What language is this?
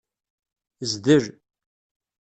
Kabyle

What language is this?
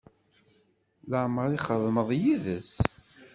Kabyle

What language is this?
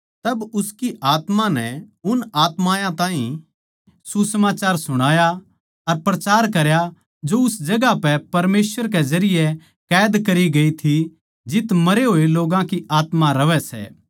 Haryanvi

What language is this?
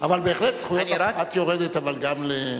Hebrew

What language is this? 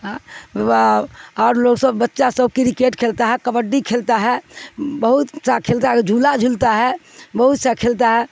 Urdu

